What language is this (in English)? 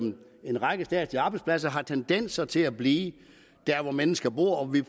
Danish